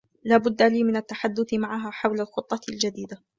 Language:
Arabic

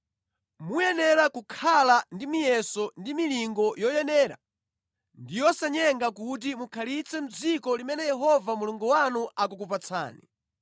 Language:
Nyanja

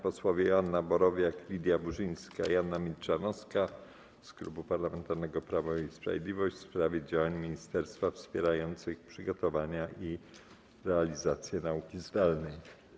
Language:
Polish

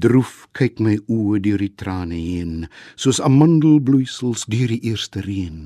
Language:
Dutch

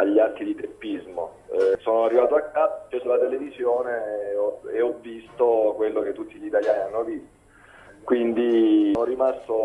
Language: Italian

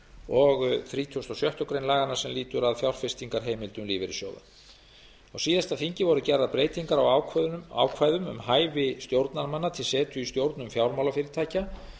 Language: Icelandic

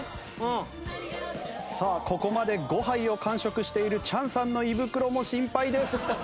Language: Japanese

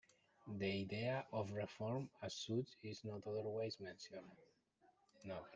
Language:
English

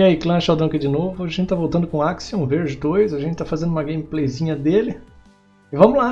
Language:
Portuguese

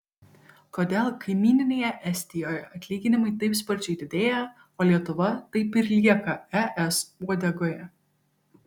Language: Lithuanian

